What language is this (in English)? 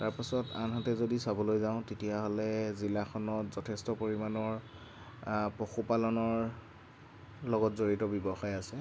Assamese